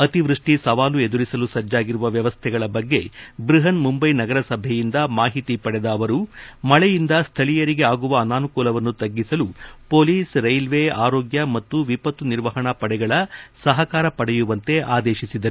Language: Kannada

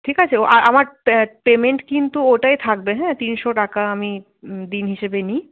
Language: Bangla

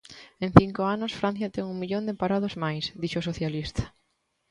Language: Galician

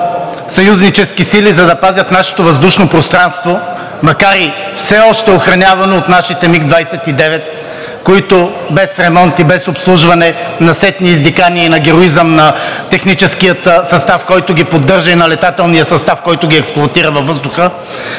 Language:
Bulgarian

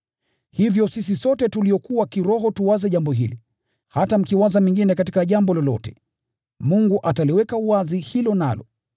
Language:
Swahili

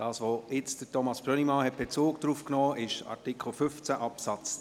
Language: Swiss German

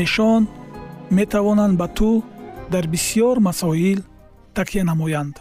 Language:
Persian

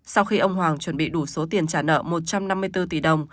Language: Vietnamese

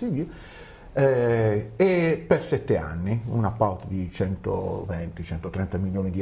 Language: Italian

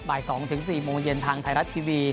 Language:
Thai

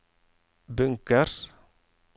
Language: Norwegian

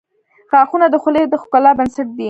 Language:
Pashto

